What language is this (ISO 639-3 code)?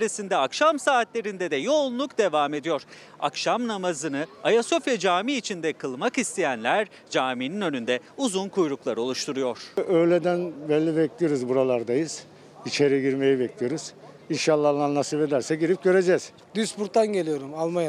tur